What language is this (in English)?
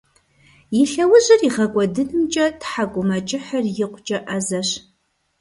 Kabardian